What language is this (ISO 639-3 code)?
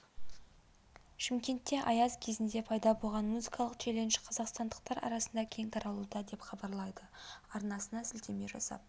kaz